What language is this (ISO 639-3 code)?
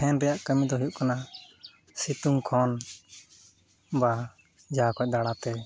sat